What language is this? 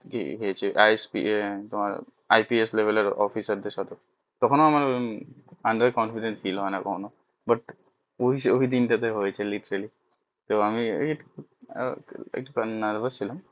Bangla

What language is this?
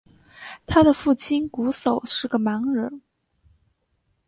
Chinese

